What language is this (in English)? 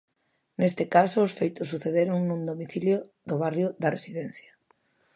Galician